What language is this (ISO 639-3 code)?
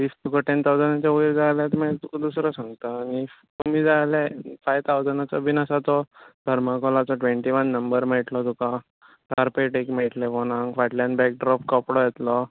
kok